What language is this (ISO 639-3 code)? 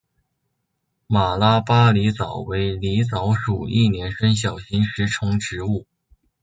zho